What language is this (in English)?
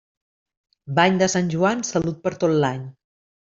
Catalan